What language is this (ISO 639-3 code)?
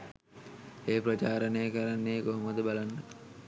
sin